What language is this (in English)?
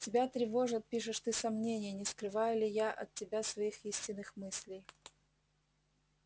Russian